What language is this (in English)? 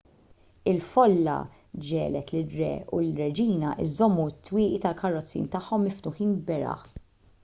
Maltese